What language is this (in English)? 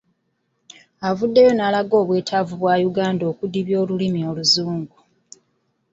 Ganda